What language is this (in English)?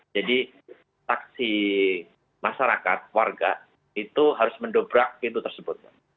Indonesian